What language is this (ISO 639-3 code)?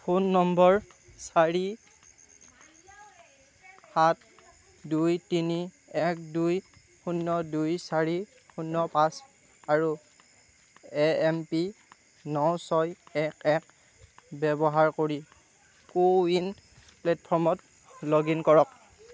asm